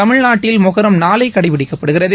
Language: Tamil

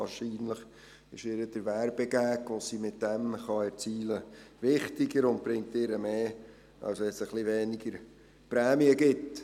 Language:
Swiss German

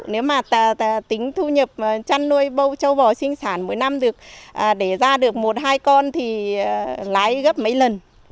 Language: Vietnamese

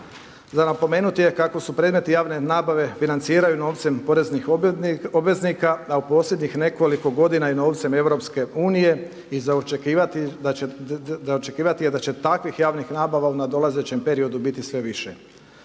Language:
Croatian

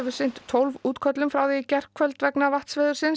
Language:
Icelandic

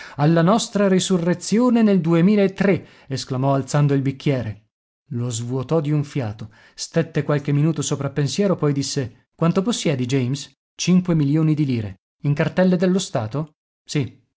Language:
Italian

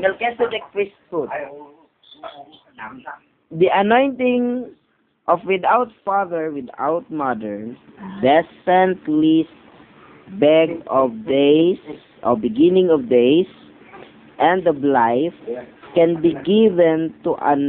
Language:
Filipino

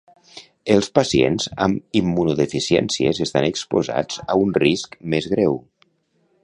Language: Catalan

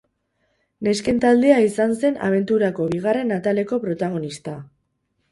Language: Basque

